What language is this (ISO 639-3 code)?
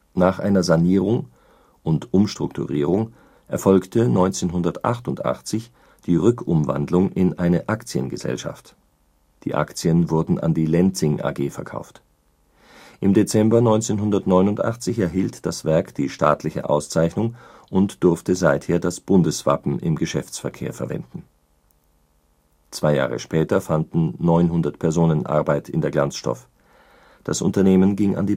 deu